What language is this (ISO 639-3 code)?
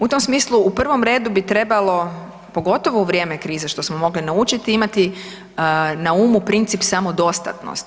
hrv